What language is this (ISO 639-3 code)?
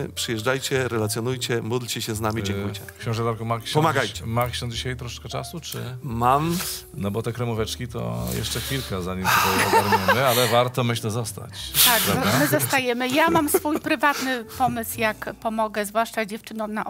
pol